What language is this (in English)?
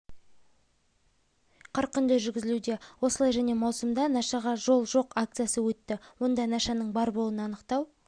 Kazakh